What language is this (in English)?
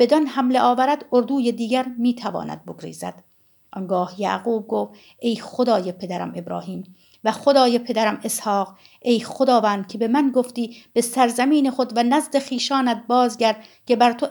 Persian